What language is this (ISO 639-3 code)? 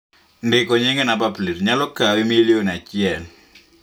luo